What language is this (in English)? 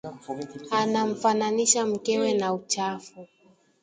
Swahili